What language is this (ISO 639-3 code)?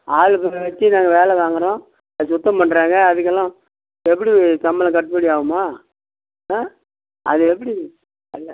tam